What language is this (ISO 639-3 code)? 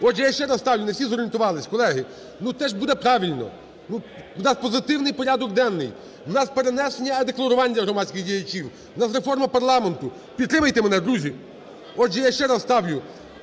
ukr